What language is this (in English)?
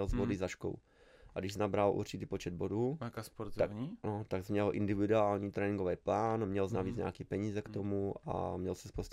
Czech